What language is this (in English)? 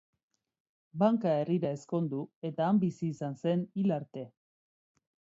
Basque